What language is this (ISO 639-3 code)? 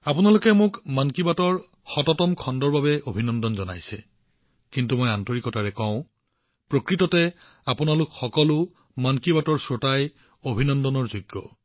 asm